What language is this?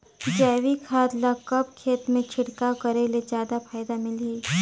Chhattisgarhi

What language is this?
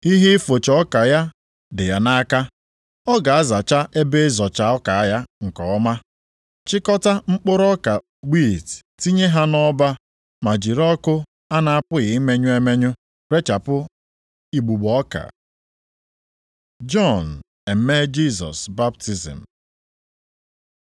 Igbo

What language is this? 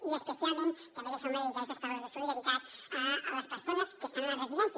Catalan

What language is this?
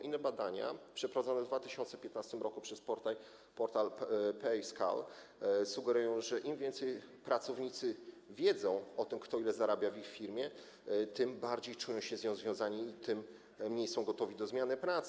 Polish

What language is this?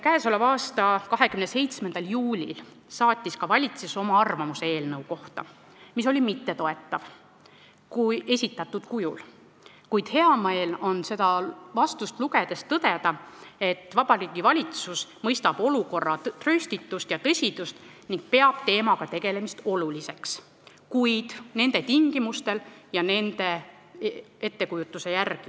Estonian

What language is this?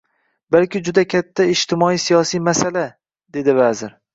Uzbek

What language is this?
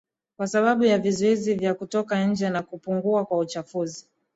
Swahili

